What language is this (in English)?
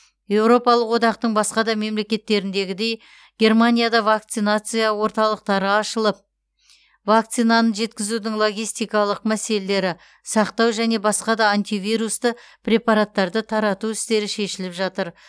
Kazakh